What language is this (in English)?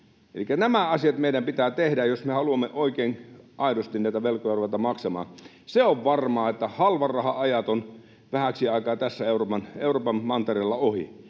Finnish